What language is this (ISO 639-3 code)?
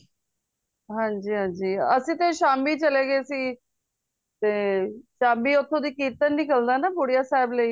pan